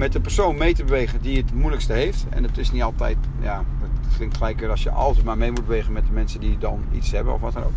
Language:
Dutch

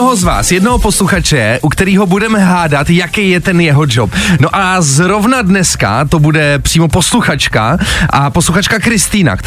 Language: Czech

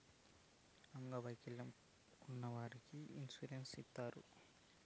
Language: Telugu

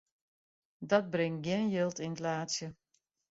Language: Western Frisian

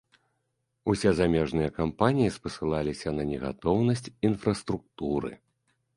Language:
Belarusian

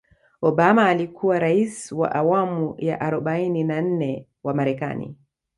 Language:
Swahili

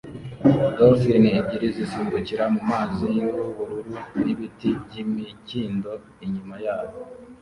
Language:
Kinyarwanda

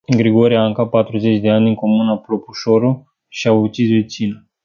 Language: Romanian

